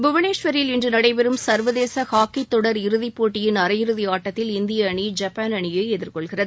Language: Tamil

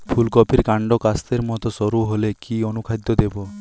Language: Bangla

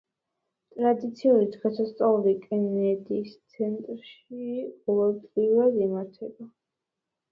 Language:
Georgian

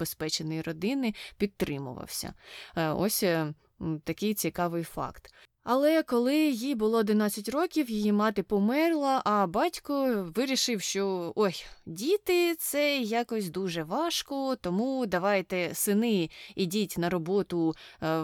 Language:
Ukrainian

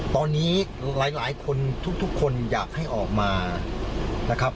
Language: Thai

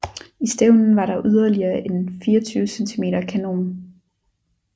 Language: Danish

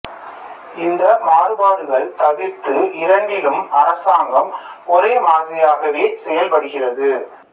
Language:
Tamil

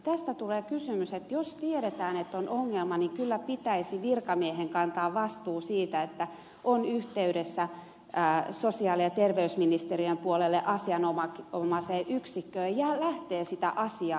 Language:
Finnish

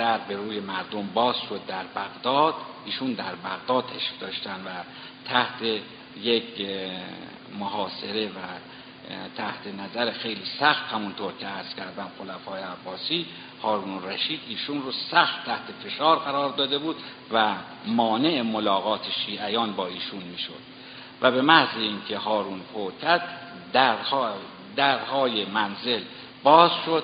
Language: Persian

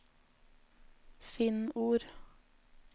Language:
Norwegian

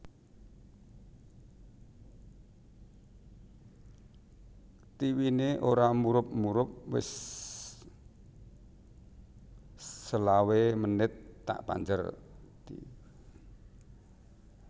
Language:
Javanese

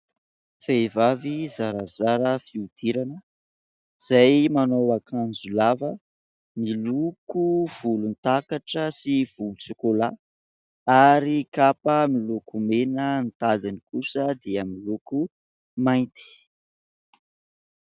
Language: Malagasy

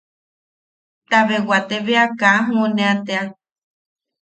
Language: Yaqui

